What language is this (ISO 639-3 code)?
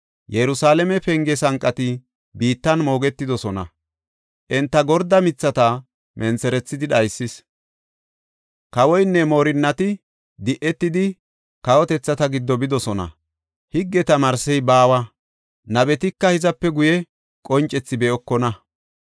gof